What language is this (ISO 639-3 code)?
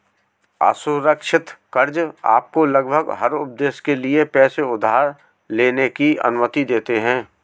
hin